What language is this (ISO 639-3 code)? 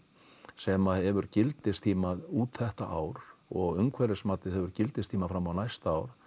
isl